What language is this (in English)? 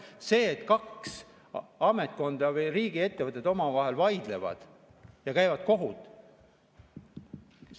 Estonian